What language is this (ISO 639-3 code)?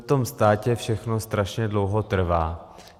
ces